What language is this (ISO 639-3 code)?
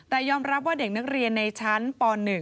tha